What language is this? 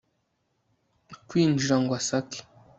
Kinyarwanda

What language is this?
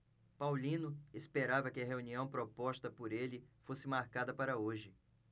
Portuguese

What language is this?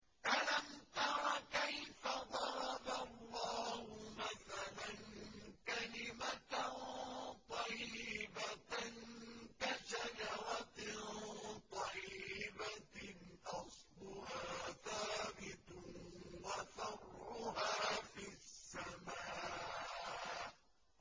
Arabic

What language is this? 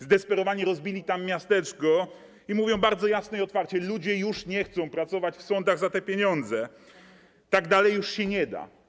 Polish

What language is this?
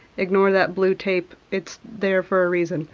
English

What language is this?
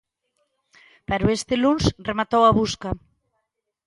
Galician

